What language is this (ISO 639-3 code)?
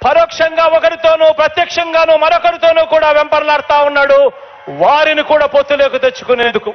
tel